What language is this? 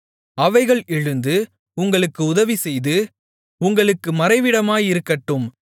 Tamil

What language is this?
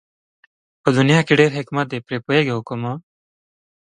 Pashto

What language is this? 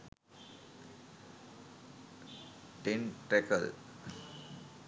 Sinhala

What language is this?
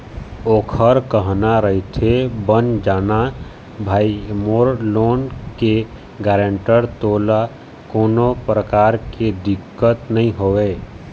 Chhattisgarhi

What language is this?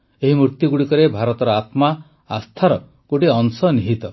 Odia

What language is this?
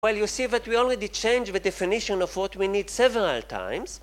Hebrew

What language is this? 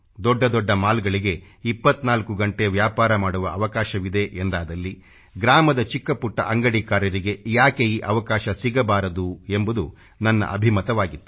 Kannada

